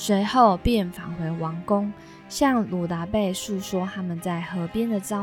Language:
Chinese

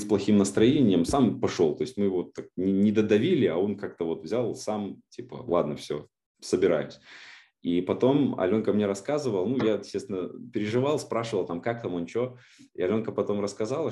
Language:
Russian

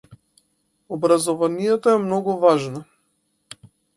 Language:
Macedonian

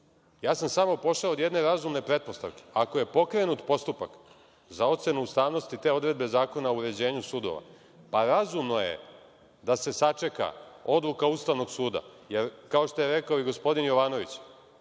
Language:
Serbian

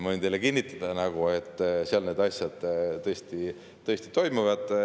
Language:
Estonian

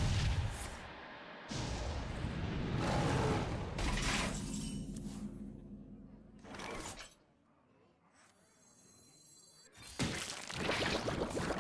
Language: Korean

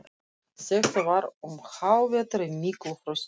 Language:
Icelandic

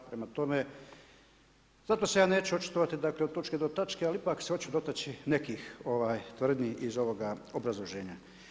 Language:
Croatian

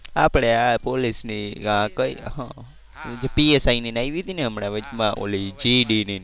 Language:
Gujarati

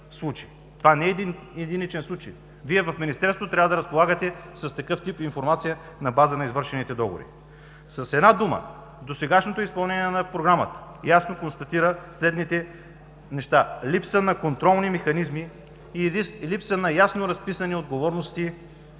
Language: Bulgarian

